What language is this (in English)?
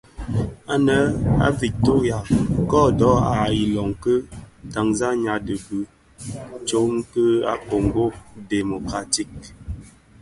Bafia